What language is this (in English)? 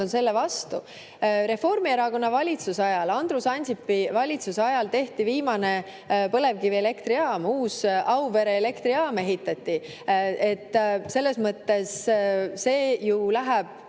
Estonian